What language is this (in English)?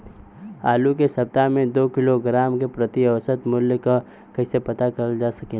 Bhojpuri